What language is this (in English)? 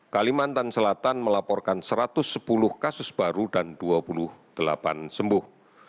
Indonesian